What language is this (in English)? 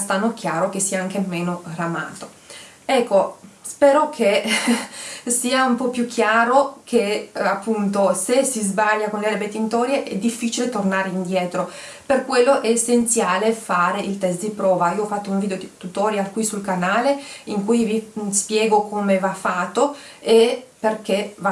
Italian